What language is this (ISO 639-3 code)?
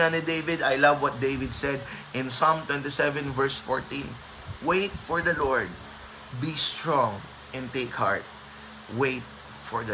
fil